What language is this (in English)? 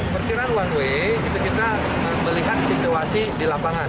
Indonesian